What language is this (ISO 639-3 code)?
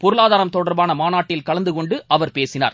tam